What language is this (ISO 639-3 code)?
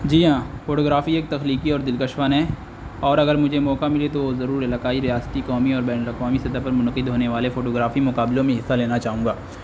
urd